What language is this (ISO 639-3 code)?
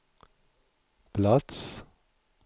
swe